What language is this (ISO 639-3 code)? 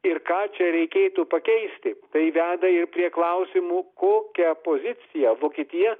lit